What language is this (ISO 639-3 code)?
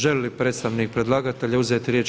hrv